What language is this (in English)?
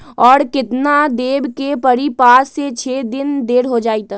Magahi